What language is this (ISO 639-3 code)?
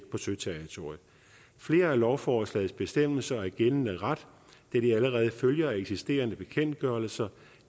dan